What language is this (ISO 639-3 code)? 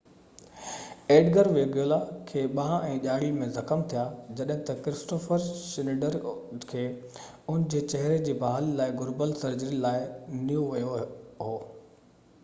snd